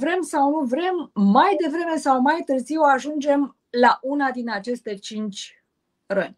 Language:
Romanian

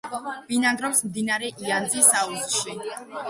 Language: Georgian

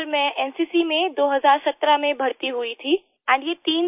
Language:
Hindi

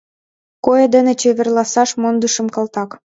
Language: Mari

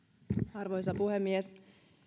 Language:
Finnish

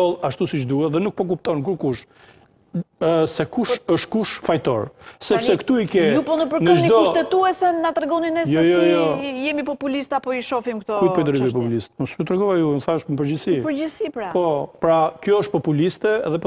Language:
Romanian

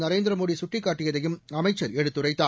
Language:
Tamil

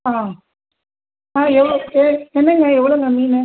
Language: Tamil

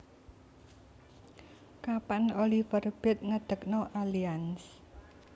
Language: Javanese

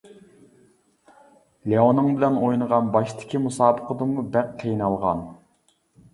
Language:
Uyghur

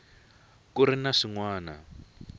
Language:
Tsonga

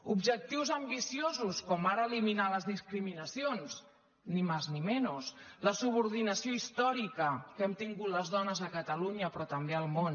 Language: Catalan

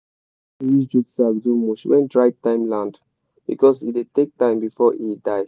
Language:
Nigerian Pidgin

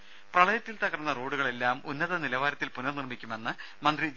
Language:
Malayalam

